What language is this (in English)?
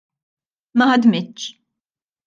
Maltese